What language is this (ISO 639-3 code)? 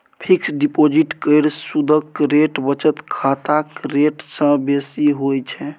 mai